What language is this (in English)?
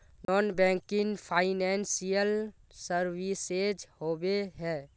Magahi